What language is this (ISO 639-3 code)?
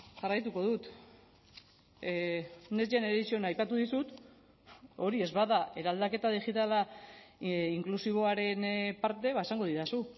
eus